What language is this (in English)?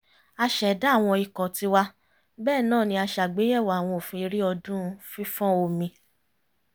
Yoruba